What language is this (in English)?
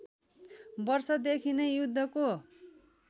Nepali